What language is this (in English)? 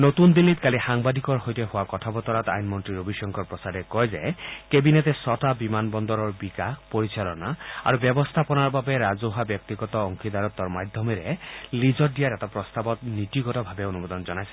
Assamese